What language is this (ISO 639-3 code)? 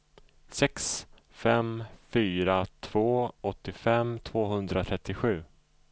swe